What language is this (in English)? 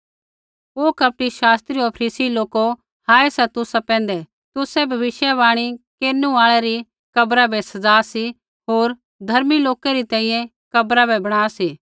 Kullu Pahari